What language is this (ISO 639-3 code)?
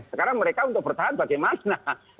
ind